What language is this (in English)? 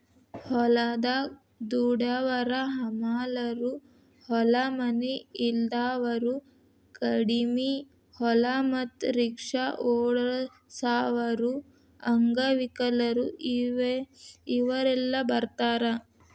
Kannada